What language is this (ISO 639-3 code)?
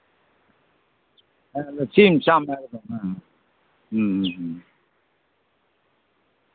sat